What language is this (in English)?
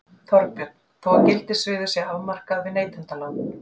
Icelandic